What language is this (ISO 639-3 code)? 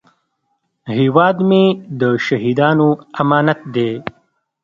pus